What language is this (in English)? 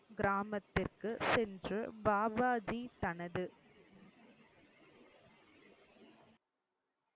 Tamil